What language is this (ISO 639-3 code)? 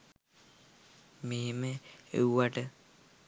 sin